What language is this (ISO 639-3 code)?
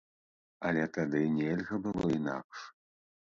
bel